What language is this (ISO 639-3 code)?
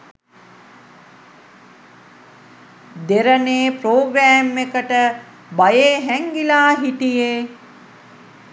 sin